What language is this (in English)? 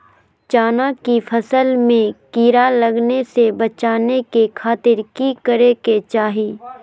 Magahi